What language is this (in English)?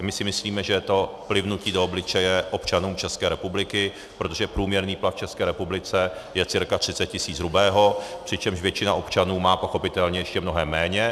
Czech